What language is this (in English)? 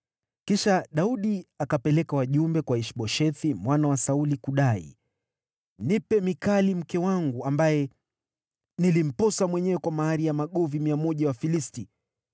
Swahili